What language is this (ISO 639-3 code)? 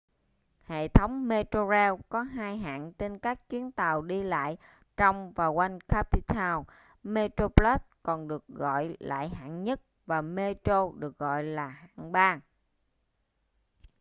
vie